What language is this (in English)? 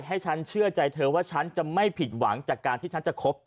Thai